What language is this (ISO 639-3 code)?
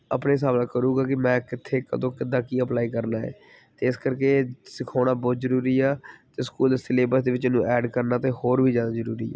pan